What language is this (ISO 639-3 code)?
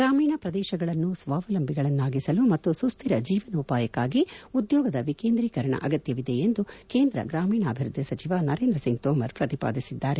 kan